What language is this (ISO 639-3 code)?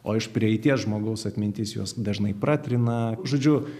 lit